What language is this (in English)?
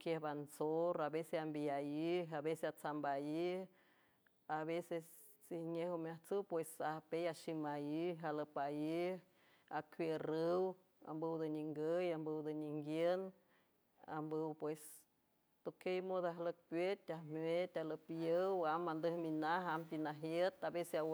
San Francisco Del Mar Huave